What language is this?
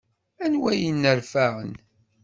Kabyle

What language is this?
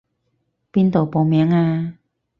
Cantonese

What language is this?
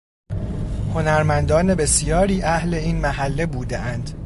Persian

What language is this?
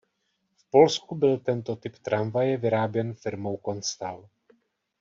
Czech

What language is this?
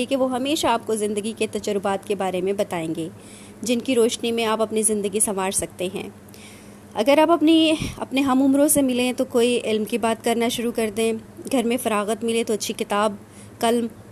Urdu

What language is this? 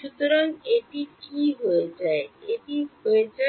Bangla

